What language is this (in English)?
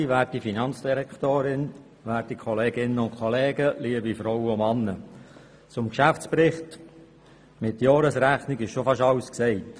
Swiss German